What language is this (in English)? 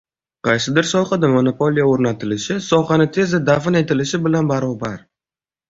Uzbek